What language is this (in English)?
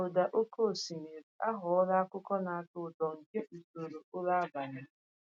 Igbo